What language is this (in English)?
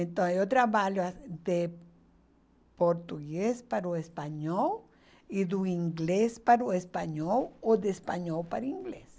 Portuguese